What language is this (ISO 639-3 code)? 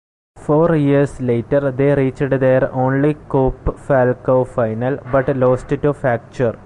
eng